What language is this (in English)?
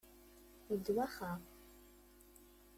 Kabyle